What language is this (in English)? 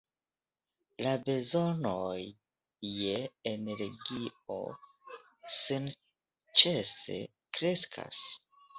Esperanto